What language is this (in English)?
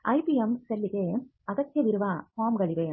Kannada